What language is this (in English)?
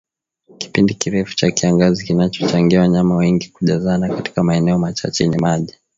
Swahili